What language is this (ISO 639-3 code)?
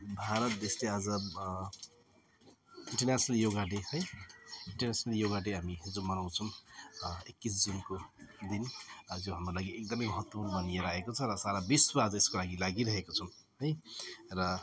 nep